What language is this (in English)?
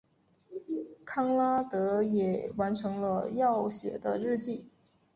Chinese